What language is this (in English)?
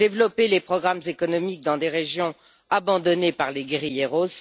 French